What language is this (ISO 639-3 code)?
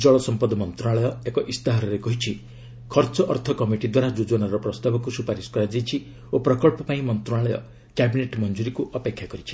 ori